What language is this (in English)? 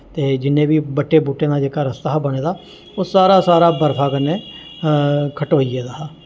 Dogri